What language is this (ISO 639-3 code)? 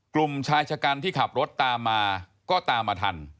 tha